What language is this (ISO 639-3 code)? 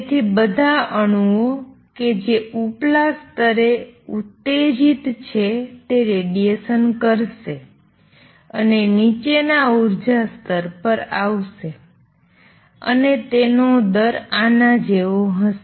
guj